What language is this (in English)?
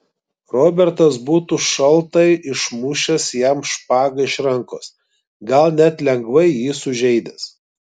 Lithuanian